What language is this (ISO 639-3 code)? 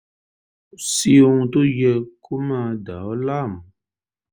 yor